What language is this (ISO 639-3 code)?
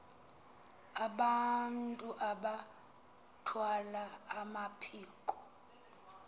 xho